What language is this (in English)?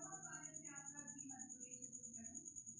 Maithili